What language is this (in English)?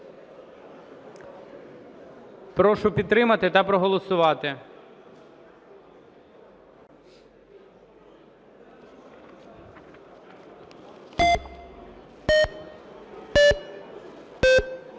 Ukrainian